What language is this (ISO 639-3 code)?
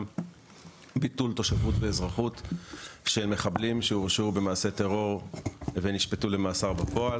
heb